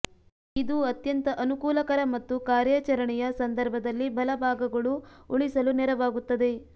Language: Kannada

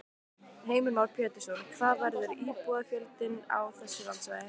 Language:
Icelandic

